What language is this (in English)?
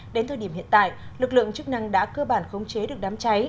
Vietnamese